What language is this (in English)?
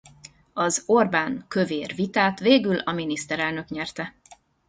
Hungarian